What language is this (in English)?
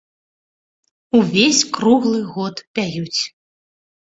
Belarusian